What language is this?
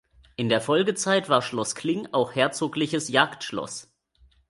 German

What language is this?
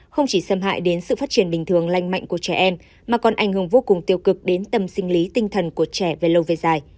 Vietnamese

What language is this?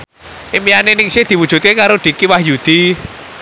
Javanese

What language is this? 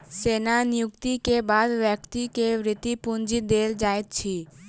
Maithili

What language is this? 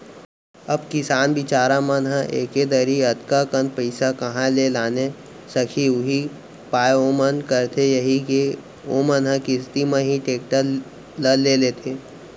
Chhattisgarhi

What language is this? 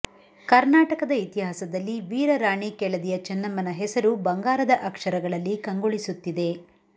Kannada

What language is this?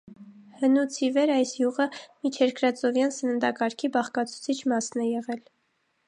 Armenian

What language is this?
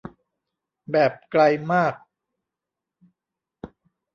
Thai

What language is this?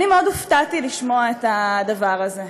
Hebrew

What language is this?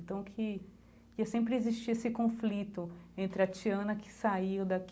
Portuguese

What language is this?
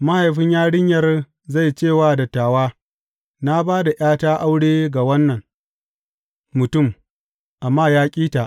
Hausa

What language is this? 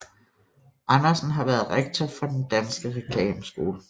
Danish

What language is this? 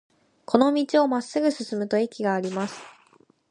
Japanese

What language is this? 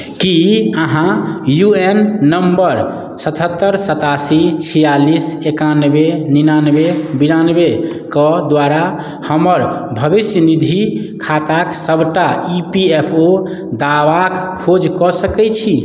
Maithili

